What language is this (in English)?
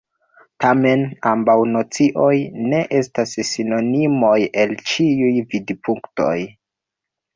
Esperanto